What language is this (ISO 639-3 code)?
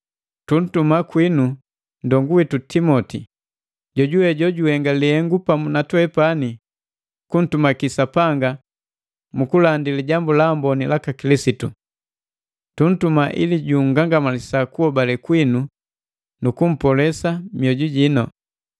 mgv